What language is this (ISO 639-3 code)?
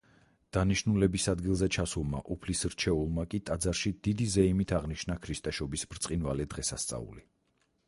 kat